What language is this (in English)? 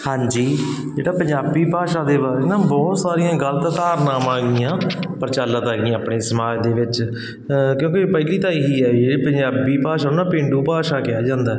Punjabi